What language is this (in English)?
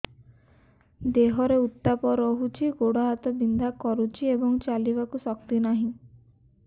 Odia